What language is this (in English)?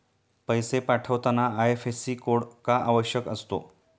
Marathi